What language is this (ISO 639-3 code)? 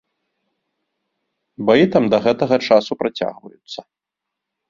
bel